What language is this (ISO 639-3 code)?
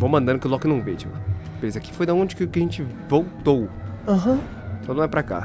por